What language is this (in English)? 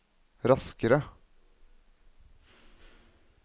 Norwegian